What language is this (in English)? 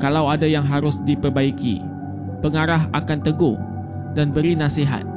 Malay